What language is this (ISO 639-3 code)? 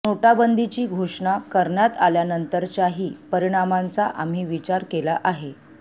mar